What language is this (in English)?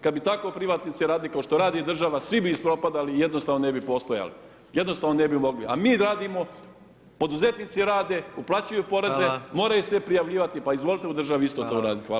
Croatian